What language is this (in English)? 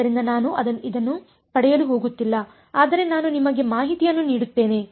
Kannada